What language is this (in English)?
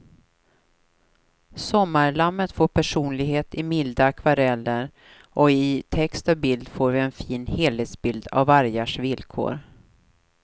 Swedish